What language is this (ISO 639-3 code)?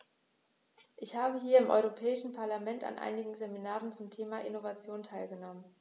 deu